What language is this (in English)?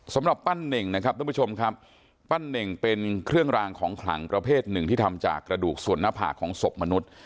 Thai